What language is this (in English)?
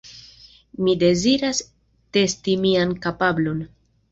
Esperanto